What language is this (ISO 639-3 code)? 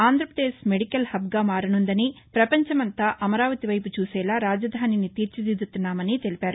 tel